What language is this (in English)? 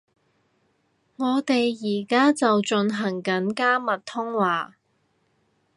Cantonese